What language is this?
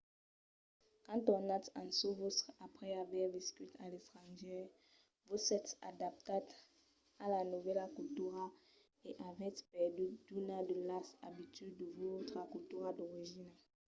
Occitan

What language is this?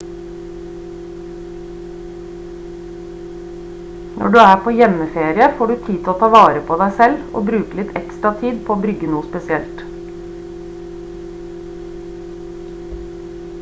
Norwegian Bokmål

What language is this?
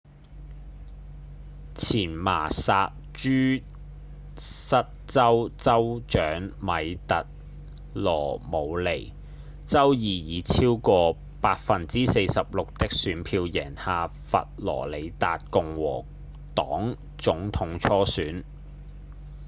Cantonese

